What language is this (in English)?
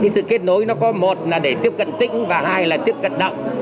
Vietnamese